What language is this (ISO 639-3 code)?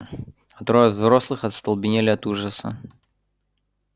rus